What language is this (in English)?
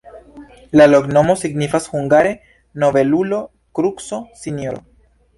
Esperanto